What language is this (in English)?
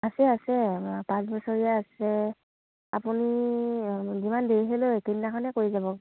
Assamese